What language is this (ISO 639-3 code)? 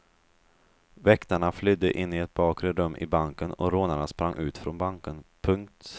swe